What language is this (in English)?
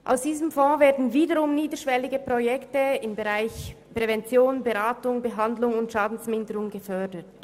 Swiss German